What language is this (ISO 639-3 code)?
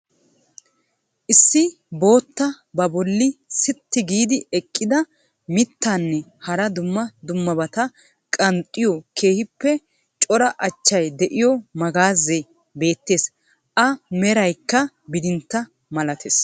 wal